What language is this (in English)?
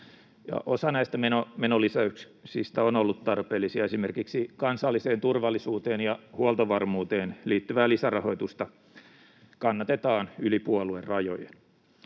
Finnish